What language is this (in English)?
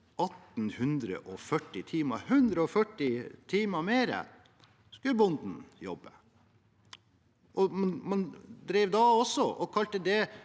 Norwegian